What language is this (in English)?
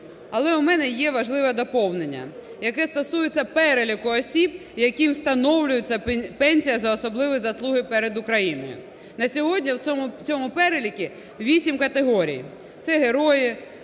Ukrainian